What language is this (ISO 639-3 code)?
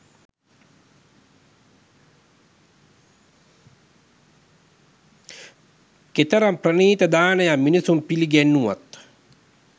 sin